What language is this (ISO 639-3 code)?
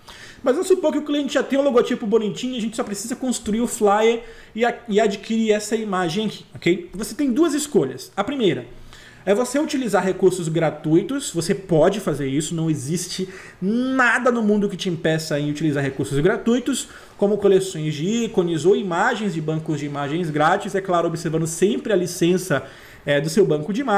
por